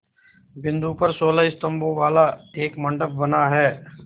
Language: Hindi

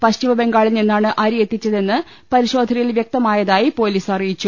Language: Malayalam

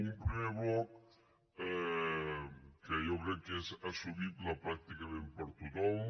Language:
Catalan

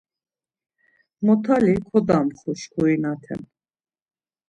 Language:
Laz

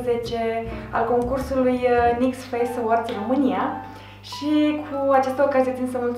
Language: Romanian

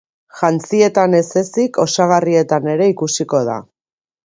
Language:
Basque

